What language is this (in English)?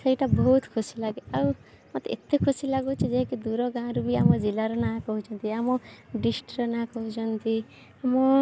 Odia